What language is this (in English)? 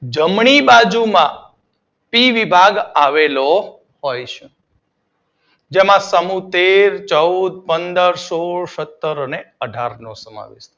Gujarati